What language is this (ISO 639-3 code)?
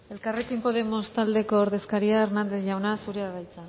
eus